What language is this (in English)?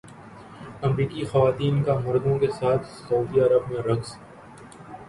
Urdu